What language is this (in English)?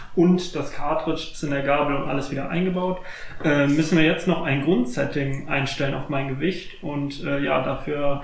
German